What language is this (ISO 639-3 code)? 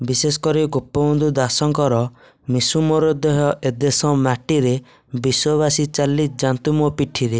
ori